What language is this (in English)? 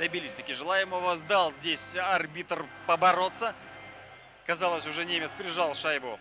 Russian